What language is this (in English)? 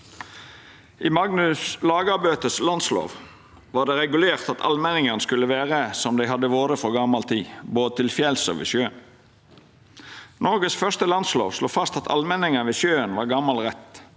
Norwegian